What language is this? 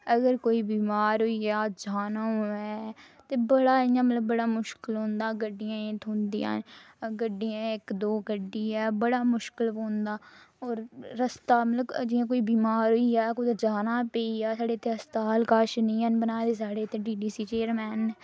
Dogri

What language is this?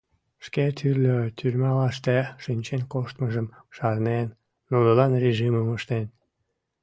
Mari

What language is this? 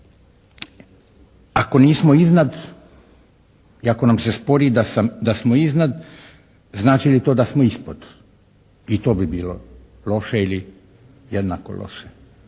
Croatian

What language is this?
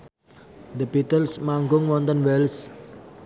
Javanese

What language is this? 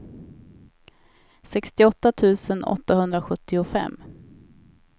Swedish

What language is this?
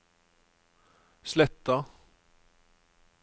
Norwegian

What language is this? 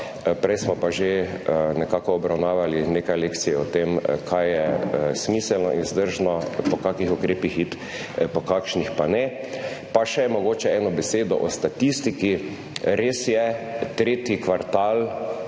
Slovenian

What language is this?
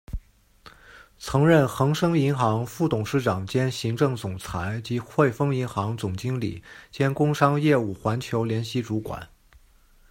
Chinese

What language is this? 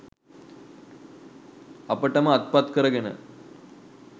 Sinhala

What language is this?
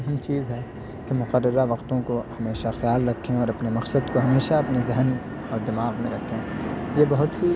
Urdu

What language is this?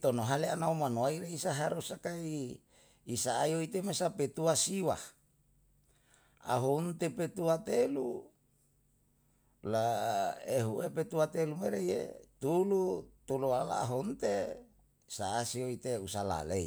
Yalahatan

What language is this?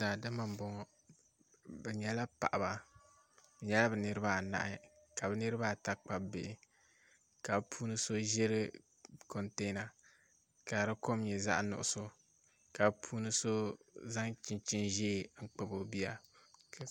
Dagbani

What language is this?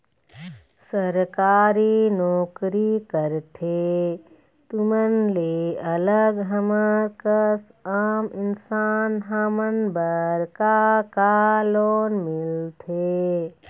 Chhattisgarhi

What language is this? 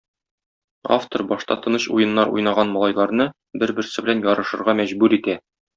Tatar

